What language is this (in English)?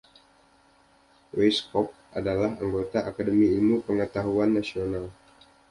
Indonesian